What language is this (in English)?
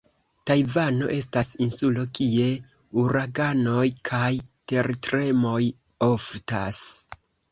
Esperanto